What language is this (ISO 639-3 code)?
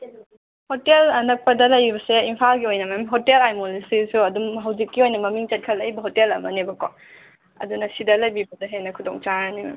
mni